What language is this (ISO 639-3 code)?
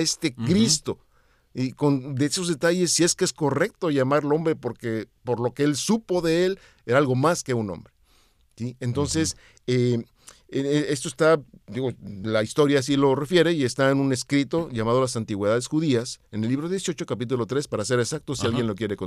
spa